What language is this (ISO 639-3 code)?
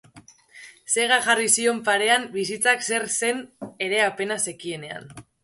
eus